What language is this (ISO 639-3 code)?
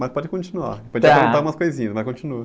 por